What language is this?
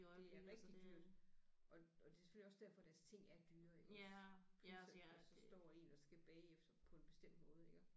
Danish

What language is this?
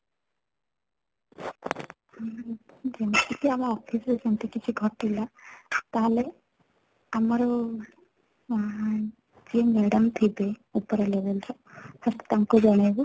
Odia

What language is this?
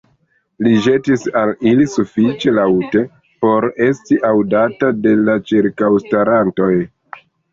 Esperanto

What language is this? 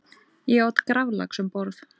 Icelandic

